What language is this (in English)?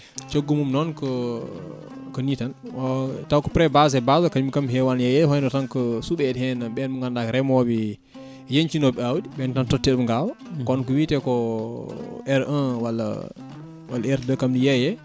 Fula